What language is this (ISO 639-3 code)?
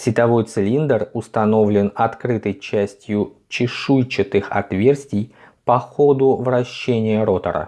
rus